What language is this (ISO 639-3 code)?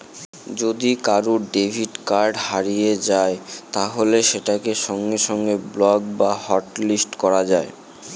ben